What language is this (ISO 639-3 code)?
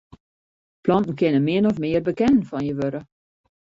fry